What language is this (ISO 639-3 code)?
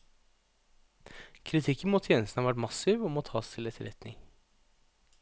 nor